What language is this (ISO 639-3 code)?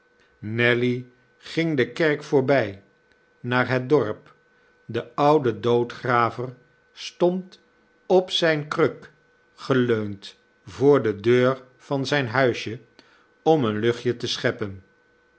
nld